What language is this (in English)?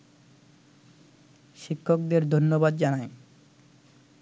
Bangla